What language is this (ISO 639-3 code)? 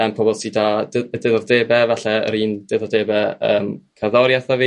cym